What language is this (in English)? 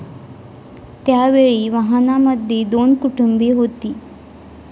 Marathi